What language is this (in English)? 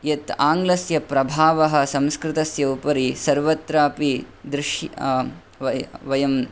Sanskrit